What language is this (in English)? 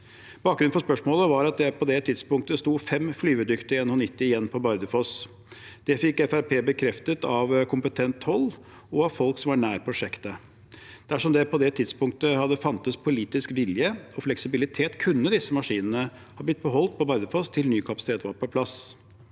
Norwegian